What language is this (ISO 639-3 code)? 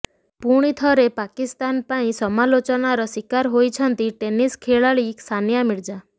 ori